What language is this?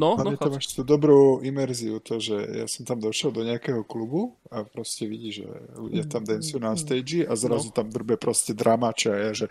Slovak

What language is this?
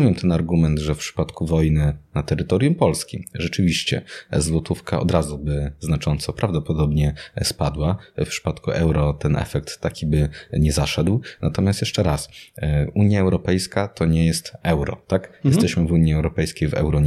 Polish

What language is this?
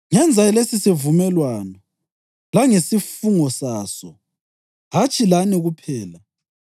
North Ndebele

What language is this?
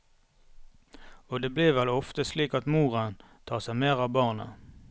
Norwegian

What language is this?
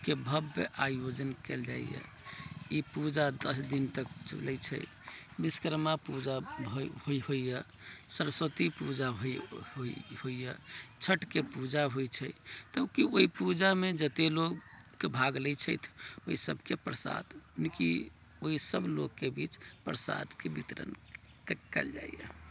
Maithili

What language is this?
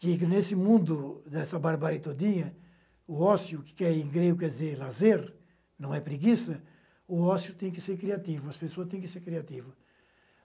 Portuguese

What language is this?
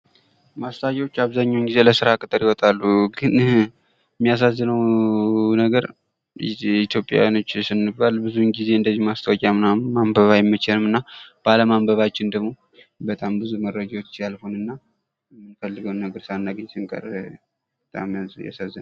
Amharic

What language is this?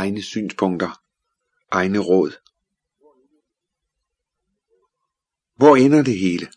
Danish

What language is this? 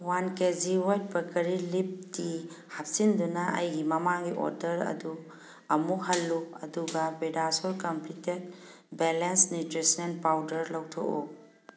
Manipuri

